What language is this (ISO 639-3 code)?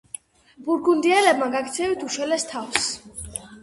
kat